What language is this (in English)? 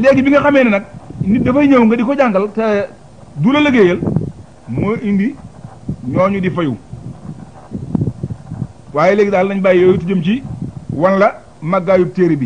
Arabic